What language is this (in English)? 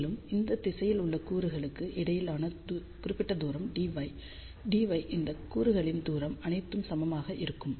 Tamil